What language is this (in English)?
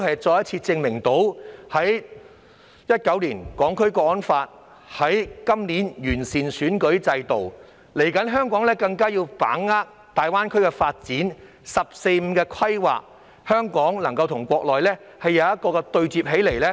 Cantonese